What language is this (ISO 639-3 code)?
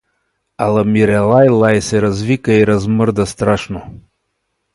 bul